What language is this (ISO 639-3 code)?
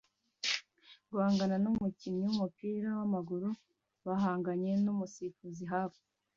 kin